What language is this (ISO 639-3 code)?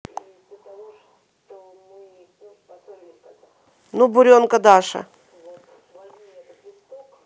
rus